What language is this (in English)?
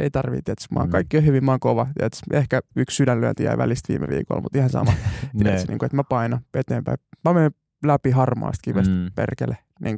Finnish